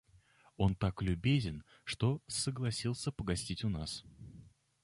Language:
Russian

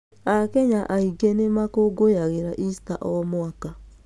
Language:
Kikuyu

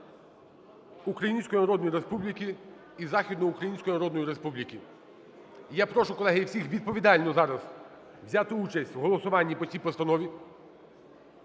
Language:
Ukrainian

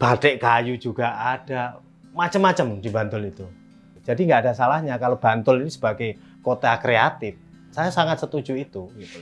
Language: Indonesian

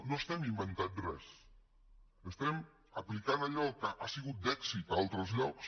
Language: Catalan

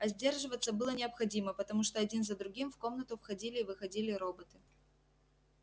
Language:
Russian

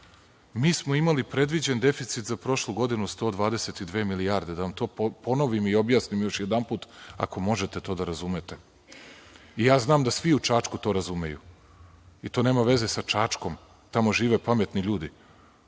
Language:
Serbian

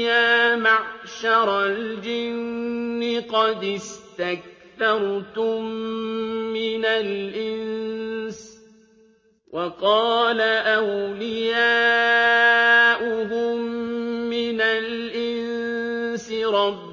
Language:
Arabic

